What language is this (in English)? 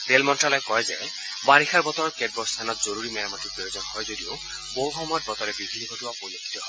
Assamese